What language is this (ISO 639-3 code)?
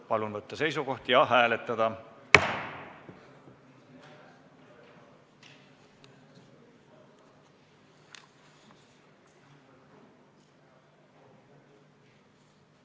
est